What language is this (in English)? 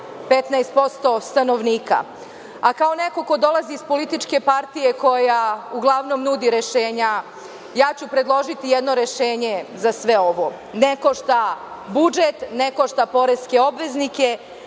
Serbian